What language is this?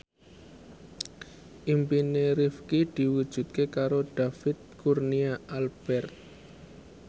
Javanese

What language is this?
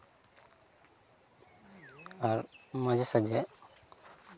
Santali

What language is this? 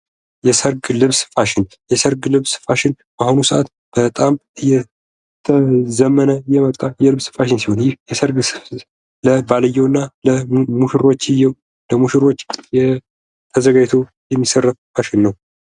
Amharic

